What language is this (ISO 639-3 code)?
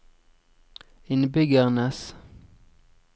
nor